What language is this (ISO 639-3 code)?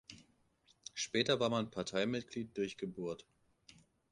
deu